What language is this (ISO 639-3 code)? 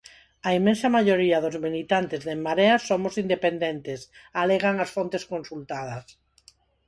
glg